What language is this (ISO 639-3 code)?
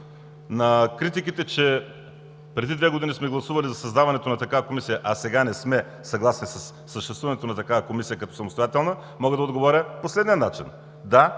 bul